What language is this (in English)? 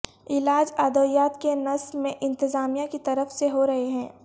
Urdu